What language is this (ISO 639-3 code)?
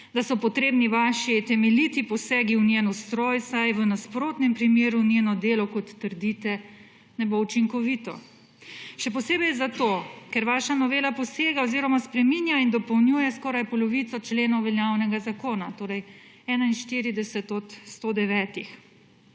slv